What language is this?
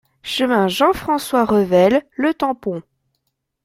French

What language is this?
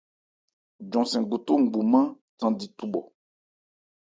Ebrié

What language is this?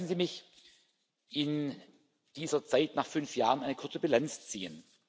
German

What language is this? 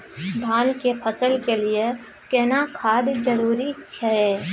Maithili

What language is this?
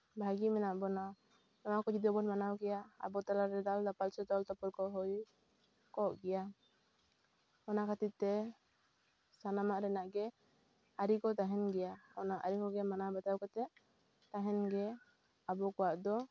Santali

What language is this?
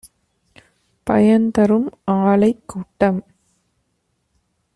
Tamil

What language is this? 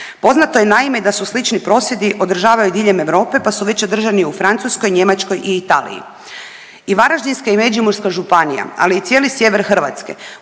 Croatian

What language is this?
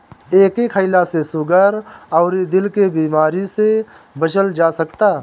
Bhojpuri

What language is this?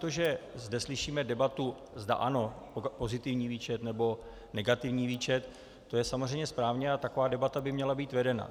Czech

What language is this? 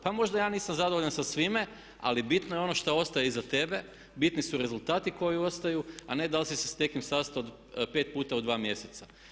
Croatian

